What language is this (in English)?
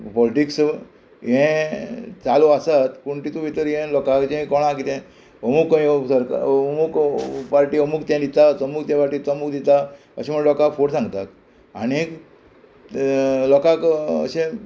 Konkani